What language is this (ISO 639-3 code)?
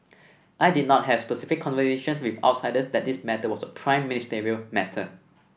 eng